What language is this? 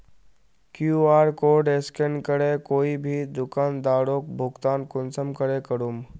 Magahi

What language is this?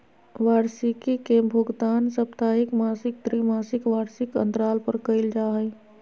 Magahi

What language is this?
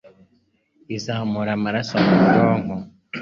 Kinyarwanda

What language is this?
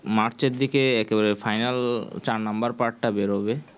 Bangla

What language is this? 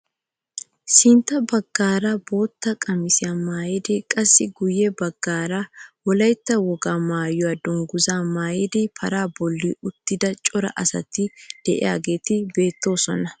Wolaytta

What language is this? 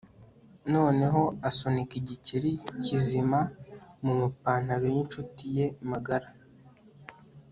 Kinyarwanda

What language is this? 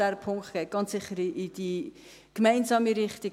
Swiss German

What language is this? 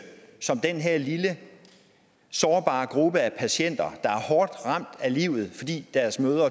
Danish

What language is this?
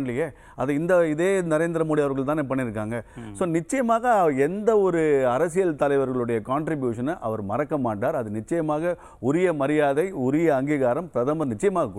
Tamil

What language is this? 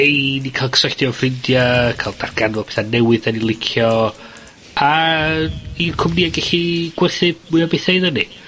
Welsh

